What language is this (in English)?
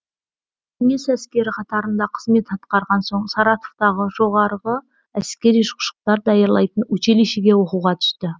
Kazakh